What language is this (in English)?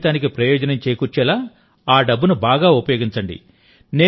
Telugu